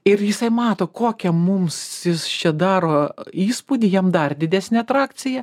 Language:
Lithuanian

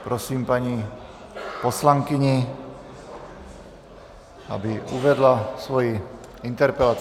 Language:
Czech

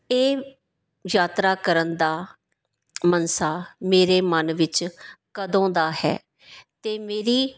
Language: Punjabi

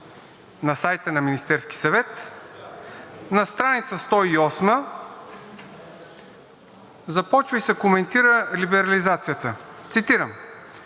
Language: Bulgarian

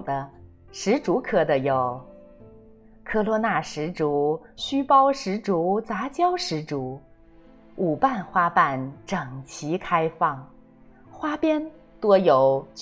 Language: Chinese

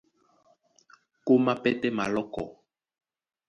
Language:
Duala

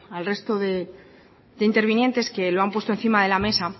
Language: Spanish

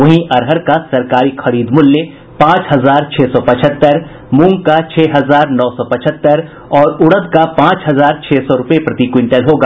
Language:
Hindi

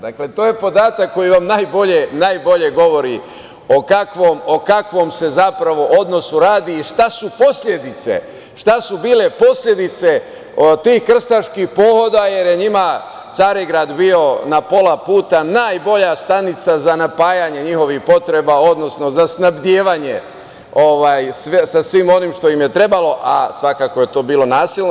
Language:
Serbian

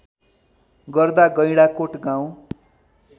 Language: Nepali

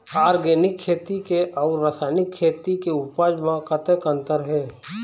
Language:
Chhattisgarhi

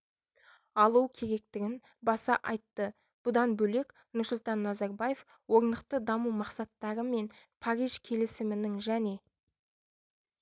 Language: Kazakh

